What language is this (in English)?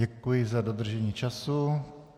Czech